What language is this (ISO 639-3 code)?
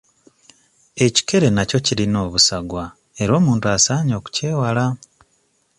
lug